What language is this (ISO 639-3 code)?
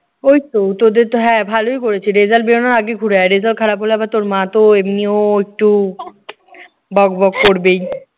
ben